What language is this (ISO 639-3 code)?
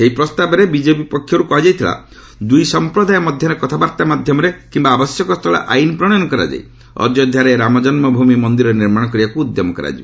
ori